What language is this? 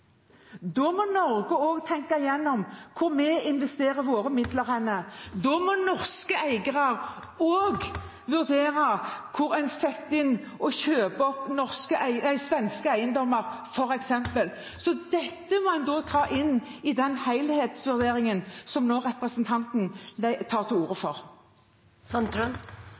Norwegian Bokmål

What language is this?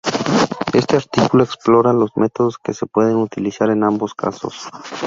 Spanish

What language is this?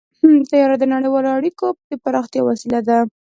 Pashto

